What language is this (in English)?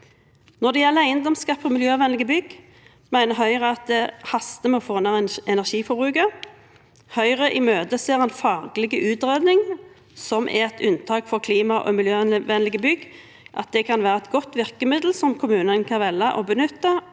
Norwegian